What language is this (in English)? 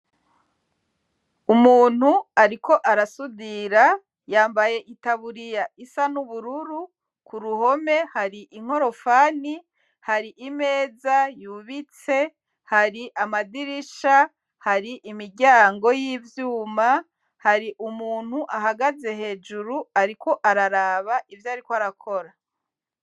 Rundi